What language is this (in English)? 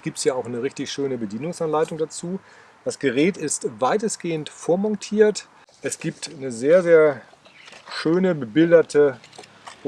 German